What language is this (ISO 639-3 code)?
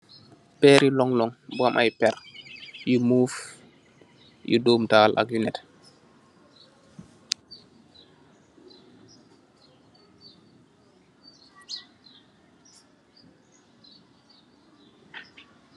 wol